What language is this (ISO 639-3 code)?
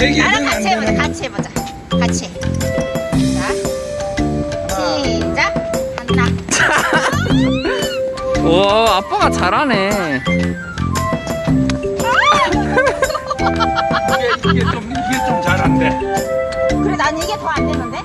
kor